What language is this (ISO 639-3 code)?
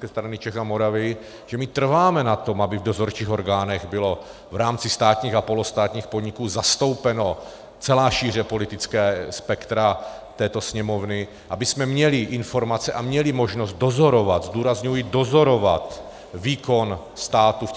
ces